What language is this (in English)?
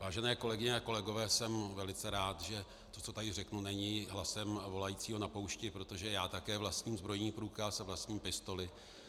Czech